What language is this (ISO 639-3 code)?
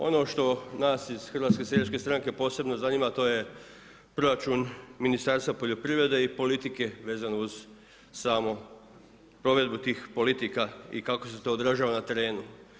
hrv